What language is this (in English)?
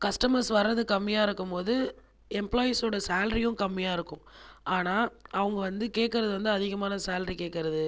Tamil